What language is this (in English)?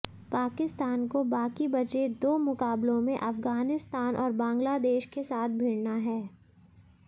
Hindi